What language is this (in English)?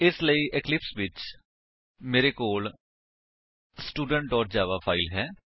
Punjabi